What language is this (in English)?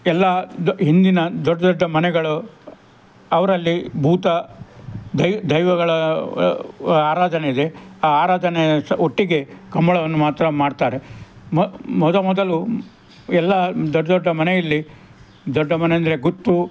Kannada